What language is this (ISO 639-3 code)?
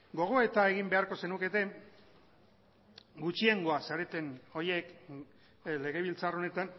eus